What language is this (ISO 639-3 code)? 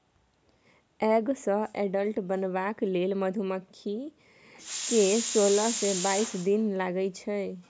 mai